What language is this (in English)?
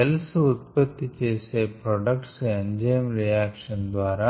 Telugu